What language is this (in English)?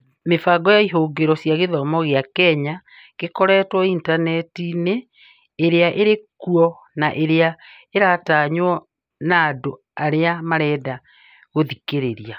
Kikuyu